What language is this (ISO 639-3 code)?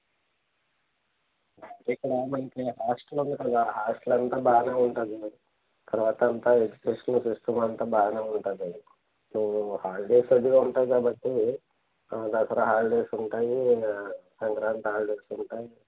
tel